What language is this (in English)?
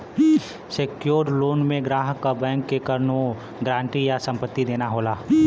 Bhojpuri